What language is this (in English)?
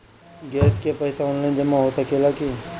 Bhojpuri